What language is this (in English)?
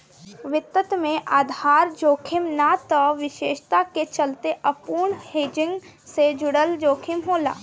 Bhojpuri